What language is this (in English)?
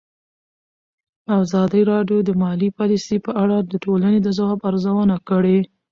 Pashto